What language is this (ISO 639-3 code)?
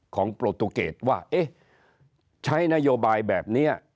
tha